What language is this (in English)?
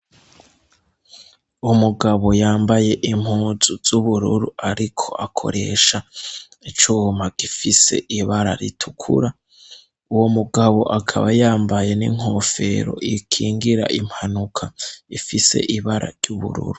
Rundi